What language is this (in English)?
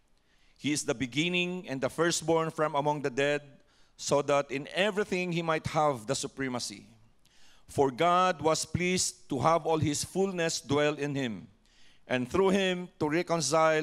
Filipino